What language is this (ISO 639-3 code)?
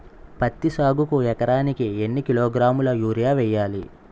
tel